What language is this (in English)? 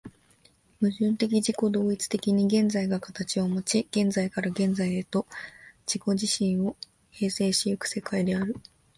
Japanese